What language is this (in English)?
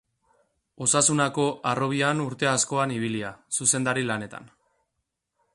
Basque